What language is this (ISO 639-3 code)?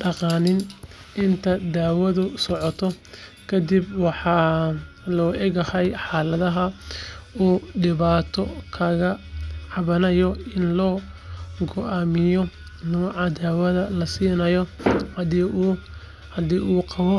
som